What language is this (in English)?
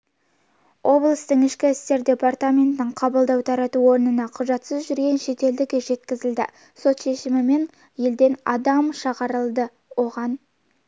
Kazakh